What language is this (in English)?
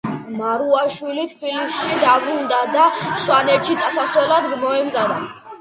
Georgian